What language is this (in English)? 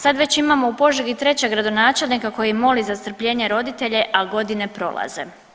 Croatian